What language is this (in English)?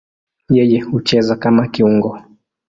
Swahili